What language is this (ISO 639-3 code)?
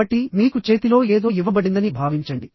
tel